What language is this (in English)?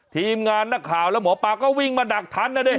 Thai